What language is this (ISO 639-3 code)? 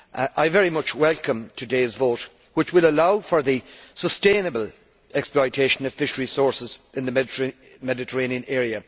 eng